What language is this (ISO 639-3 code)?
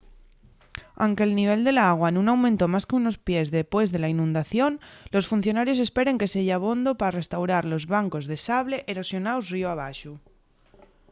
ast